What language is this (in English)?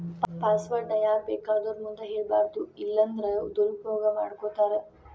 Kannada